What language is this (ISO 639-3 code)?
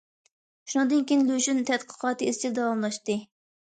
uig